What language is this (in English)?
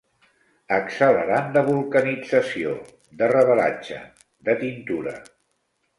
Catalan